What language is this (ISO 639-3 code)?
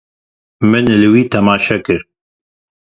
kur